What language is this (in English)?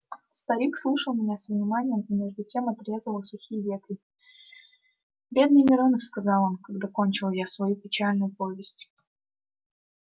Russian